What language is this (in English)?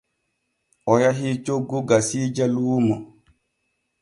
Borgu Fulfulde